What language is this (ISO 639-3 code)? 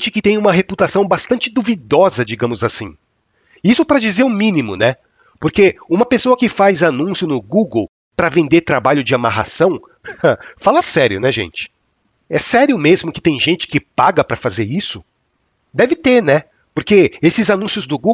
por